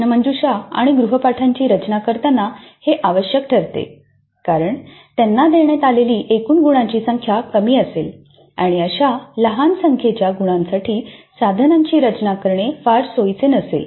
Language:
Marathi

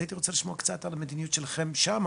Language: Hebrew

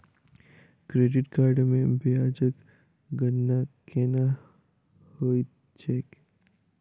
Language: Maithili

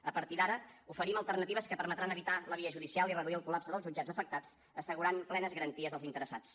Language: Catalan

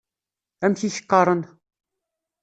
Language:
Kabyle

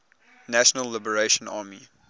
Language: English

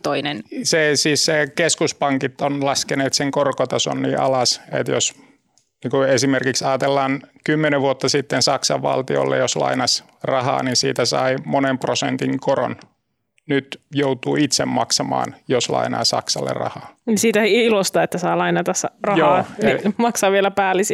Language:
Finnish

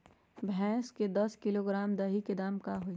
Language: Magahi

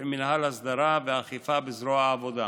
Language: Hebrew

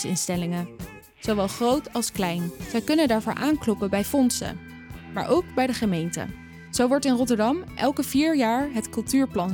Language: Dutch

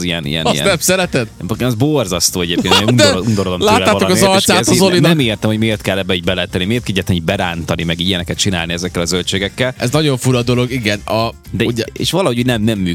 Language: Hungarian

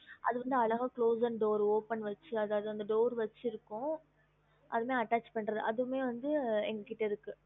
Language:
Tamil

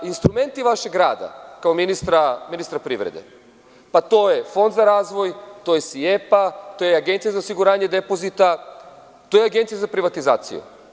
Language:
Serbian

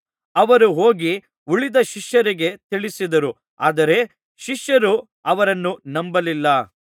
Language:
Kannada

